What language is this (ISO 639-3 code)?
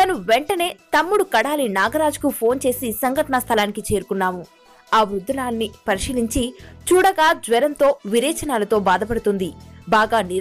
hin